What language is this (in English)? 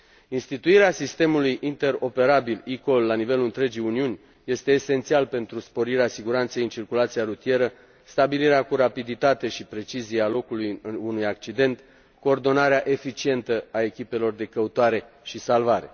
Romanian